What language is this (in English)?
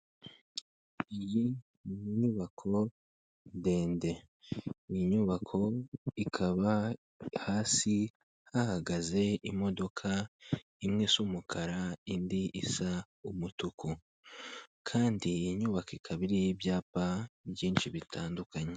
Kinyarwanda